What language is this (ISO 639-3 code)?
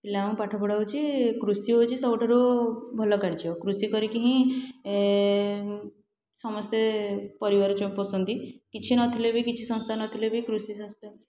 ori